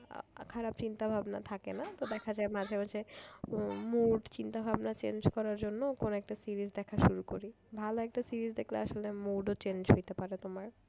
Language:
Bangla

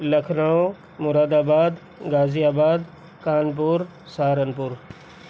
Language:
Urdu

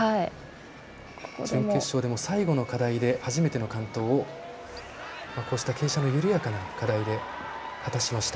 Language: Japanese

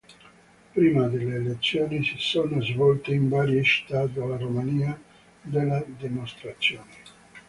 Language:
Italian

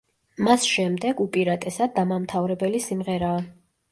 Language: Georgian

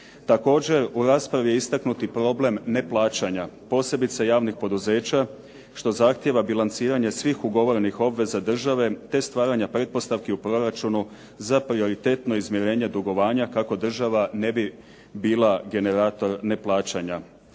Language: Croatian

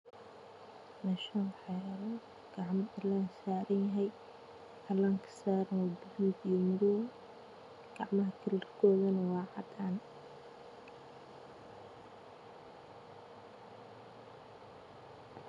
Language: Somali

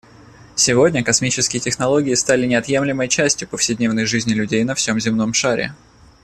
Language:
Russian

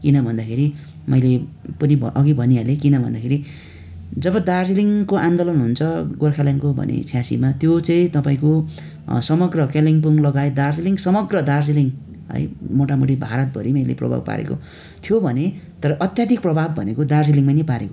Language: Nepali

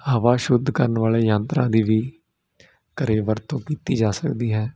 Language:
Punjabi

